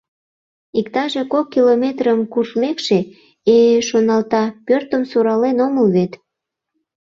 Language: Mari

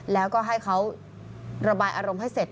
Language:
Thai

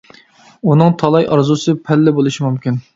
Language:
Uyghur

